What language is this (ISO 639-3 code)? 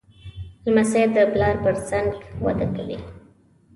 pus